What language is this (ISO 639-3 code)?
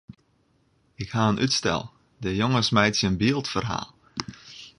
fry